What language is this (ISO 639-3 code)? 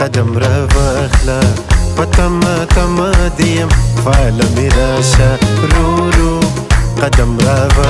ara